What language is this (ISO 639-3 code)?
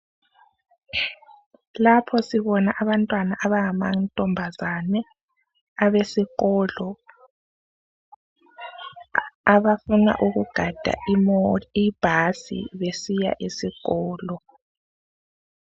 nde